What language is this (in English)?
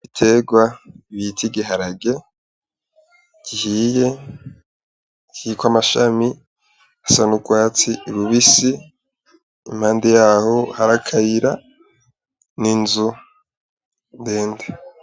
Rundi